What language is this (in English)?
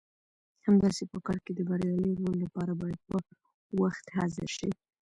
Pashto